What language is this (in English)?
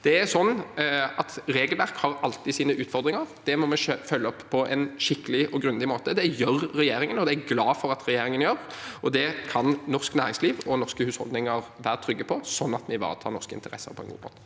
Norwegian